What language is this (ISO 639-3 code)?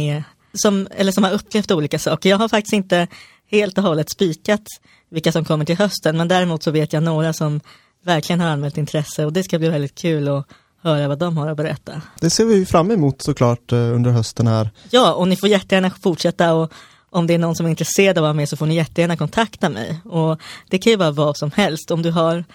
swe